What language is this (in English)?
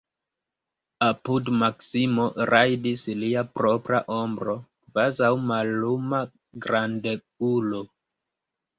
Esperanto